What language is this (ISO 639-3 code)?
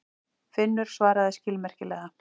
isl